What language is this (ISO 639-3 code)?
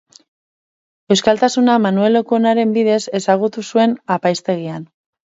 eus